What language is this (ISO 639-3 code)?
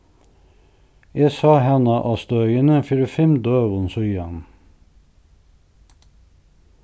fao